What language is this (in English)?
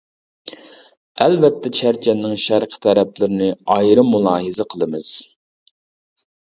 Uyghur